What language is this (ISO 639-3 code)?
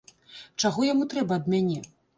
bel